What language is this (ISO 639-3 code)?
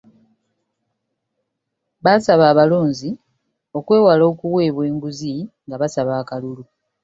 lug